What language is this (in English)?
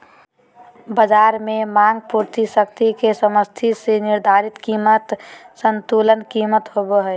Magahi